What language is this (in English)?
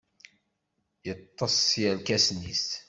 Kabyle